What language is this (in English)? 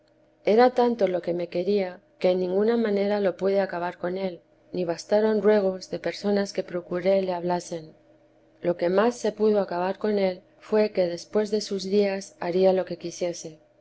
Spanish